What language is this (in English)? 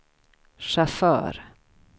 Swedish